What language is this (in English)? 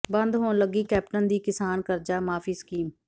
Punjabi